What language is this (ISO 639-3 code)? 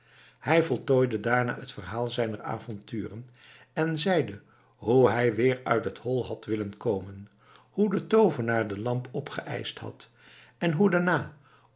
nld